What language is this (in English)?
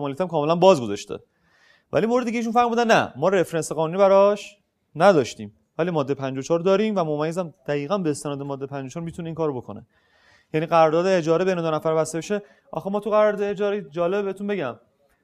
Persian